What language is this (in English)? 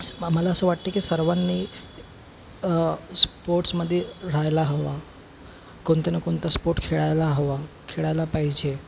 Marathi